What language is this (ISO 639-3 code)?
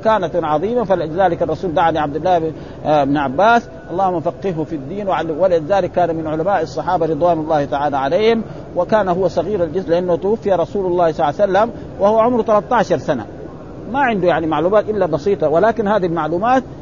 ara